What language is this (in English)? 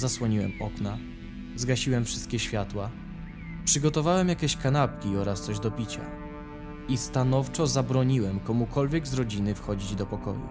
Polish